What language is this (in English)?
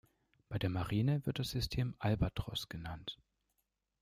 German